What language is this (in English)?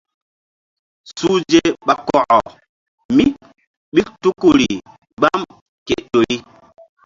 Mbum